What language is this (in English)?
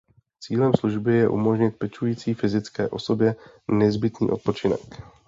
Czech